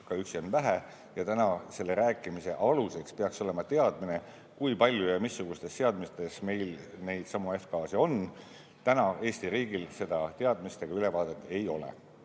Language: Estonian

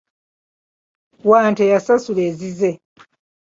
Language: Ganda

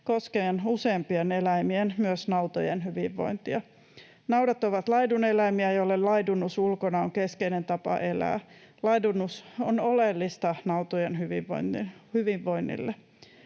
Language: Finnish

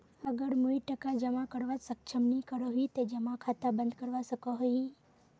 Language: Magahi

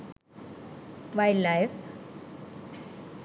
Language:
Sinhala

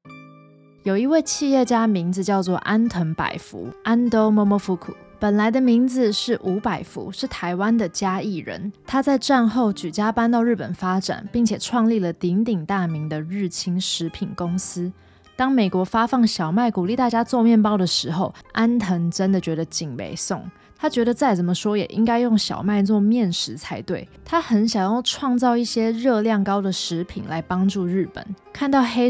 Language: Chinese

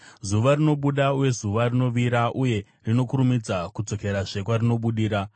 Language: Shona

